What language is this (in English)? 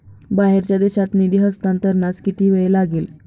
Marathi